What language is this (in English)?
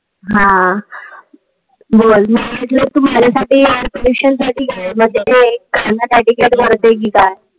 Marathi